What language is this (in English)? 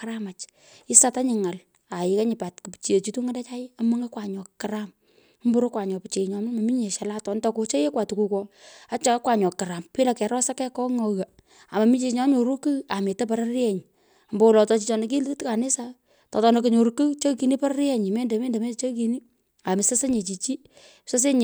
Pökoot